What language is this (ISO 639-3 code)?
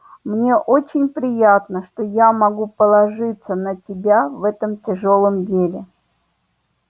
rus